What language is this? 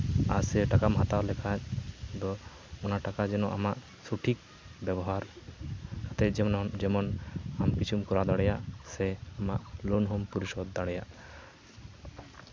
Santali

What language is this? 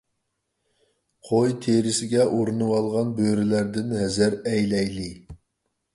Uyghur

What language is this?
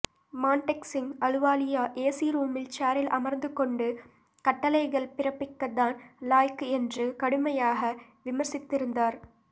Tamil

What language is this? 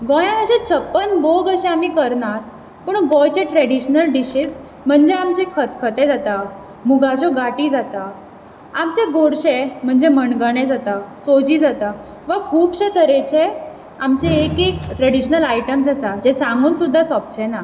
Konkani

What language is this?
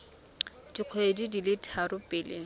Tswana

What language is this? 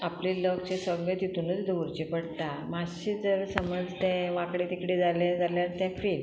Konkani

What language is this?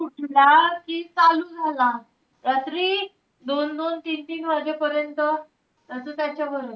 Marathi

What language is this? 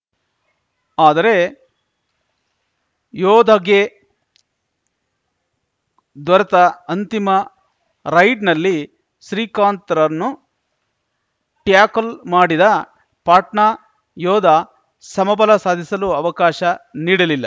Kannada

